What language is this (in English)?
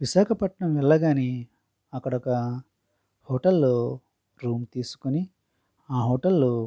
Telugu